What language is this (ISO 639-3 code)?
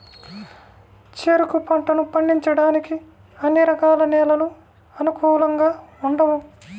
tel